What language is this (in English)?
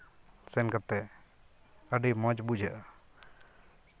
Santali